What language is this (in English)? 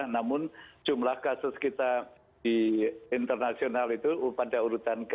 Indonesian